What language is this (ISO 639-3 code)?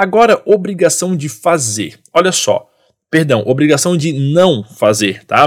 por